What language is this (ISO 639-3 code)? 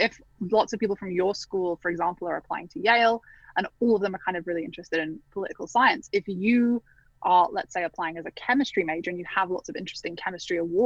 eng